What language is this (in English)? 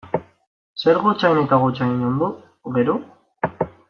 Basque